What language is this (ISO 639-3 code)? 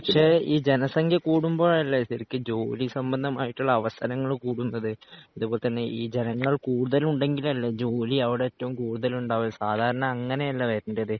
mal